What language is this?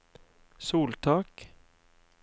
Norwegian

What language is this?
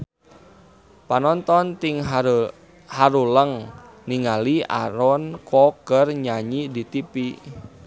Sundanese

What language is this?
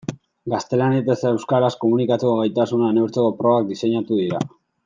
Basque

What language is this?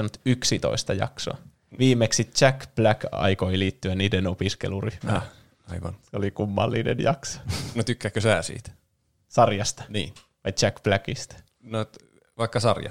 Finnish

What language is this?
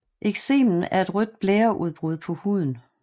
Danish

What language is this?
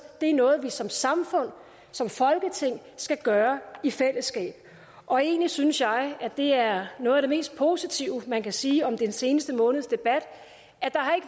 Danish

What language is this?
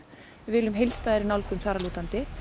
Icelandic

